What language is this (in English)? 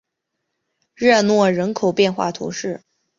Chinese